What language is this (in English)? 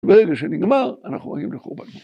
Hebrew